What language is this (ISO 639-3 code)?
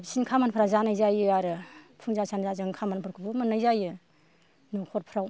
brx